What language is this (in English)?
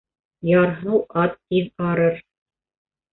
Bashkir